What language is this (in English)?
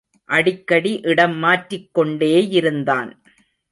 Tamil